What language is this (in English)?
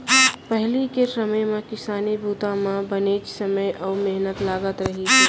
Chhattisgarhi